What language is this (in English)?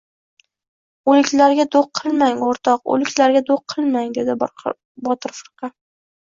Uzbek